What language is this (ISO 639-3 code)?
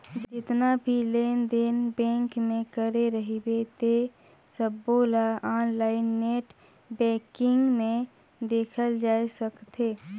hne